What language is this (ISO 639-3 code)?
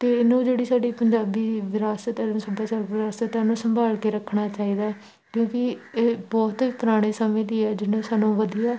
pan